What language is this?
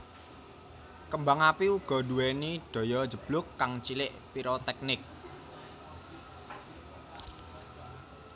Javanese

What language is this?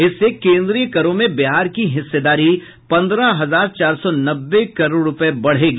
Hindi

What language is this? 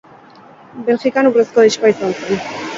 Basque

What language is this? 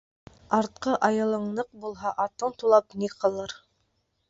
Bashkir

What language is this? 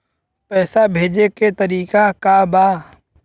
Bhojpuri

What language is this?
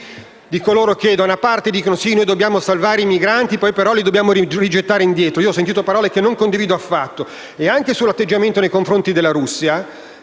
Italian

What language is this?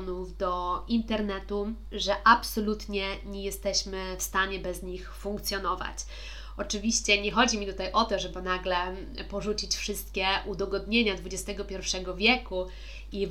Polish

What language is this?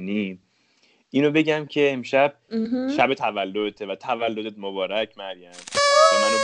Persian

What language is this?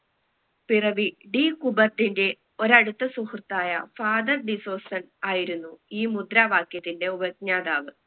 Malayalam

